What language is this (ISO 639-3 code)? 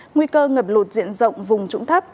vie